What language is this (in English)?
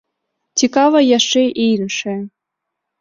Belarusian